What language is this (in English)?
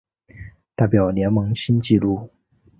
Chinese